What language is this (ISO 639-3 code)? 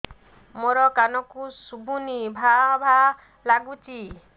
ori